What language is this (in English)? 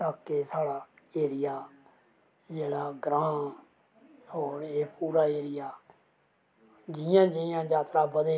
Dogri